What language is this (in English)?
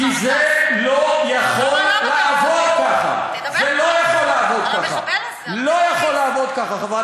Hebrew